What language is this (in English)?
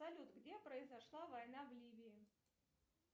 Russian